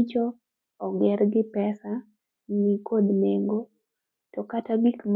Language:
Luo (Kenya and Tanzania)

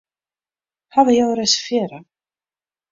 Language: Western Frisian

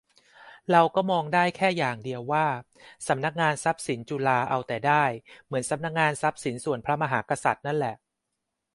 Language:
Thai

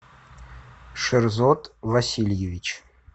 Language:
Russian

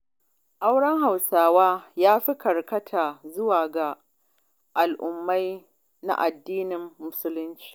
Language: Hausa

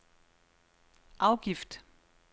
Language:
Danish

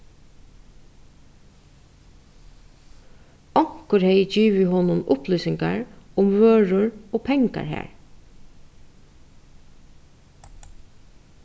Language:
Faroese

